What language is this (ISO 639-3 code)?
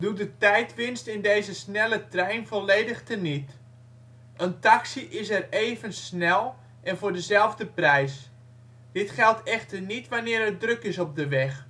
nld